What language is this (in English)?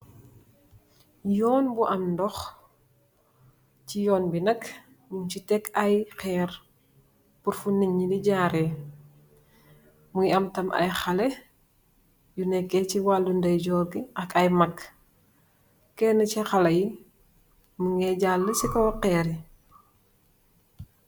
Wolof